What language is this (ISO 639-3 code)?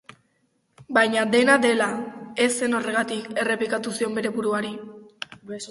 eus